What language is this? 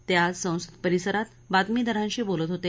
Marathi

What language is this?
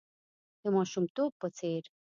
Pashto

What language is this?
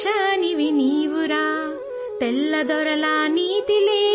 Urdu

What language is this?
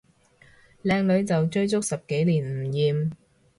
Cantonese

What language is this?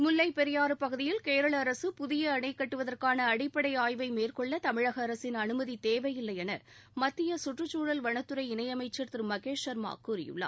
Tamil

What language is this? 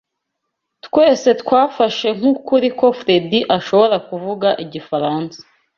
Kinyarwanda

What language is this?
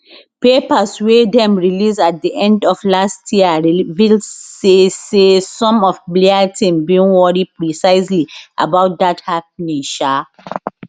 Nigerian Pidgin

